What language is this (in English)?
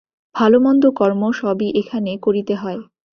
Bangla